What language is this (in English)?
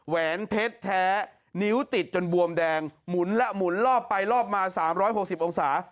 Thai